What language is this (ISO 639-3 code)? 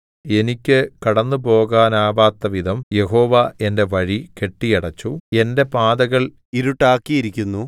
mal